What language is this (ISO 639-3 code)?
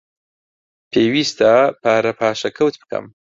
ckb